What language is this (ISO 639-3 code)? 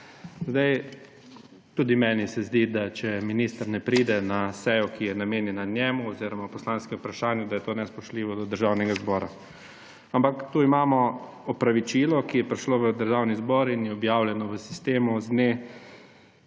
slv